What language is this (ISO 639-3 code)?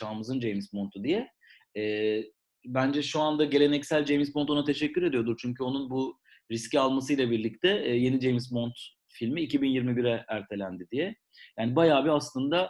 tur